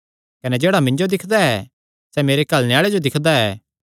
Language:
Kangri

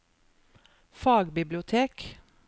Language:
Norwegian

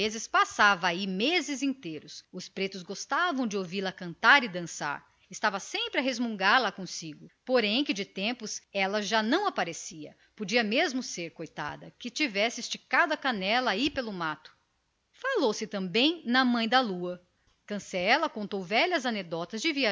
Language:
Portuguese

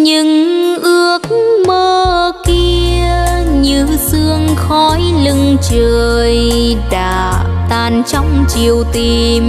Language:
Vietnamese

